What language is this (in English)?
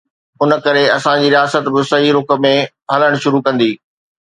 Sindhi